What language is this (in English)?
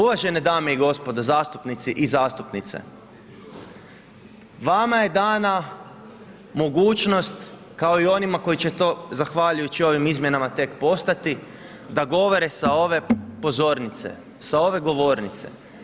Croatian